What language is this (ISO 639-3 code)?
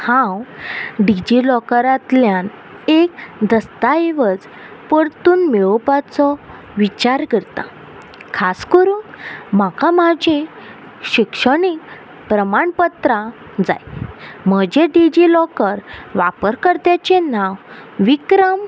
kok